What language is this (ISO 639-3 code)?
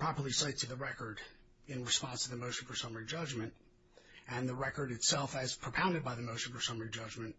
eng